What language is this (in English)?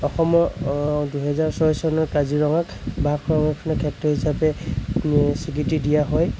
Assamese